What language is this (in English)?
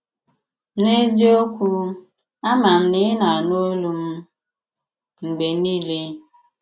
Igbo